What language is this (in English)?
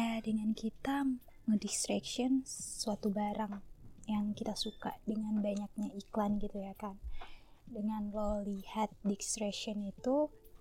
Indonesian